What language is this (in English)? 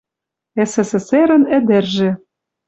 Western Mari